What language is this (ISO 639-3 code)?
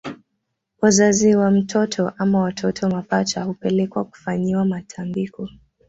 swa